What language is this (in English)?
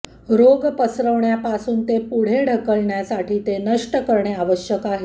Marathi